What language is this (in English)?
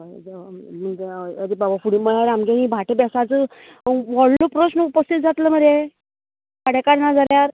Konkani